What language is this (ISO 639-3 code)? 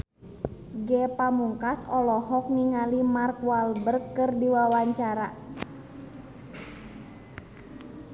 sun